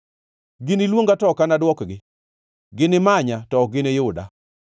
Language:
Luo (Kenya and Tanzania)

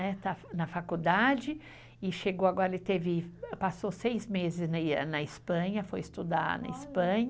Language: Portuguese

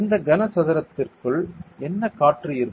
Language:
Tamil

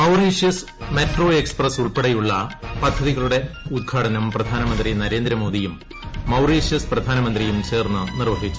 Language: Malayalam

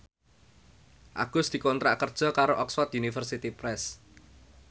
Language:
Javanese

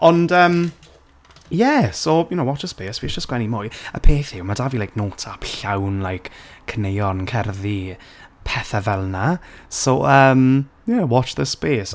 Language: Welsh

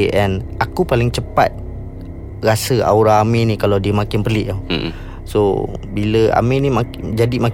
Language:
Malay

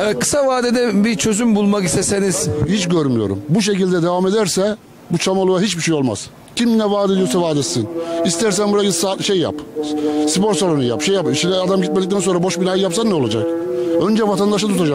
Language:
Turkish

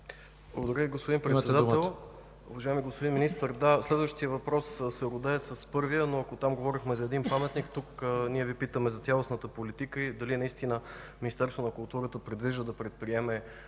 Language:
Bulgarian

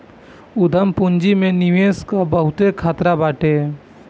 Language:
Bhojpuri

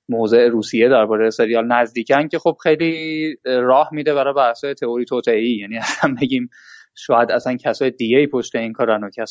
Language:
Persian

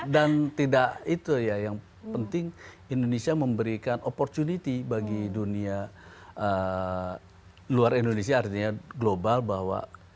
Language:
Indonesian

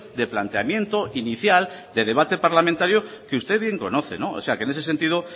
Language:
Spanish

